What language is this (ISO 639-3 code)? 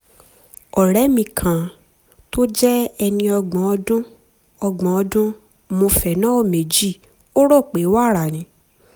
yor